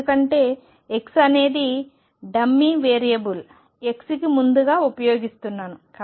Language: Telugu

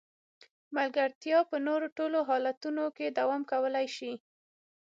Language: Pashto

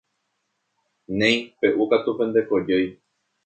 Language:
Guarani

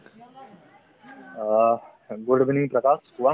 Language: Assamese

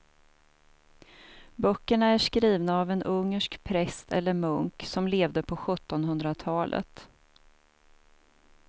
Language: Swedish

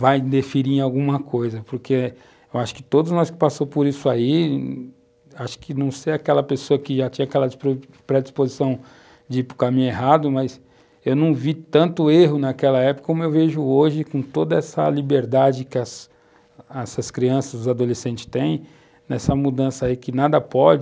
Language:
Portuguese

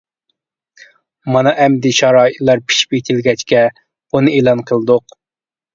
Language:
Uyghur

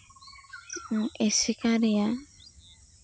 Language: Santali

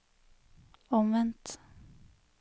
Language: Norwegian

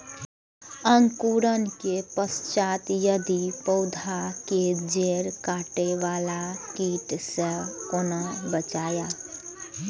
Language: Maithili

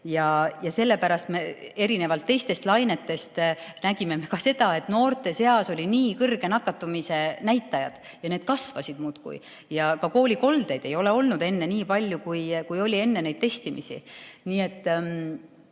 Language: Estonian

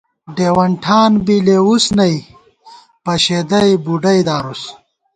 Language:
Gawar-Bati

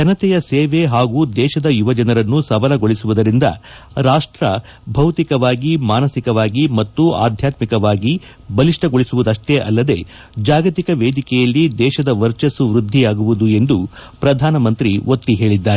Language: Kannada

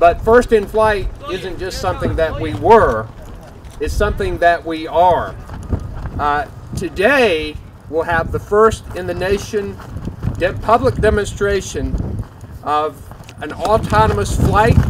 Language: English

